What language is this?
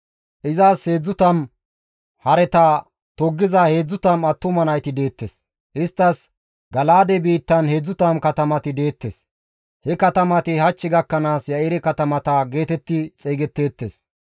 Gamo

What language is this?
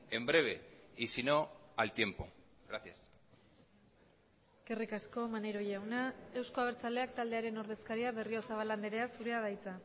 Basque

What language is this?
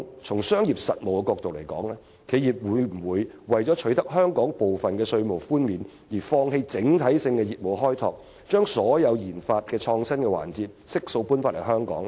Cantonese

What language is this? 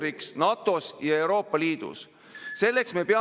Estonian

